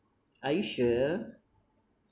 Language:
English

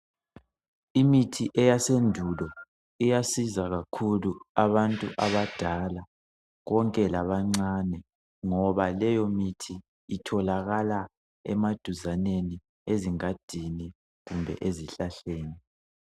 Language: North Ndebele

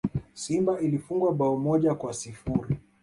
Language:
Swahili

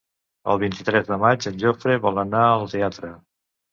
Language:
Catalan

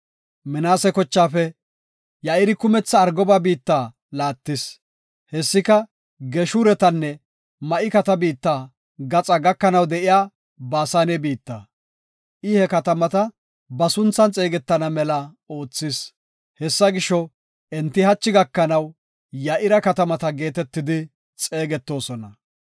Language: Gofa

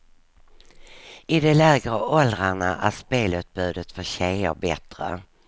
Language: Swedish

